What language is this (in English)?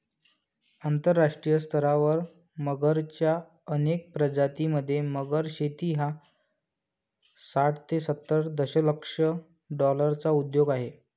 Marathi